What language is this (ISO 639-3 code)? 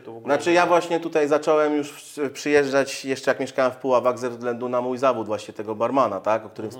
pol